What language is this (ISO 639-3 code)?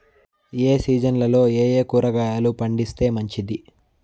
tel